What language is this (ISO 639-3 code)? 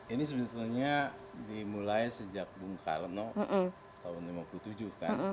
ind